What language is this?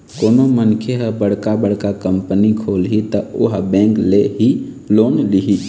Chhattisgarhi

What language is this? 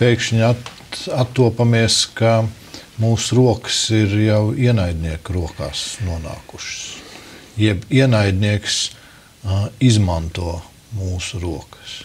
Latvian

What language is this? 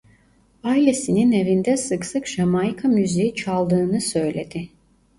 Turkish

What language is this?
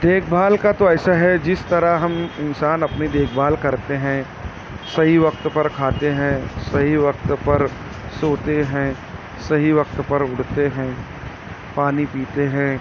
Urdu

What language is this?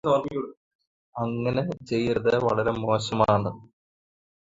Malayalam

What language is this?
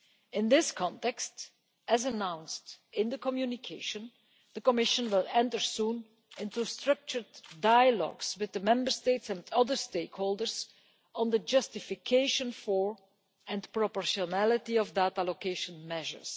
English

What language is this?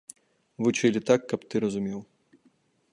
Belarusian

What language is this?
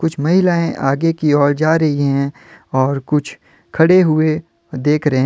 Hindi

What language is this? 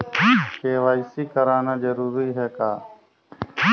Chhattisgarhi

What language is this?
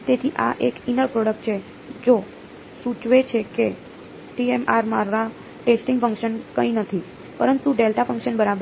Gujarati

